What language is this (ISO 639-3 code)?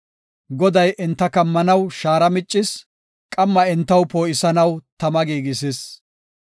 gof